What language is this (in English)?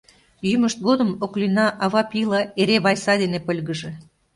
Mari